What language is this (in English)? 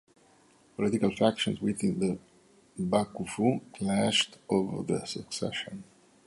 English